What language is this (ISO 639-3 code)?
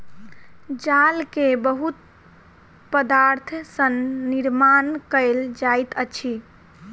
mai